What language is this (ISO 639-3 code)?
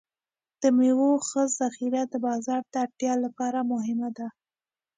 pus